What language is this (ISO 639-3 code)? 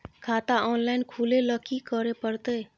mai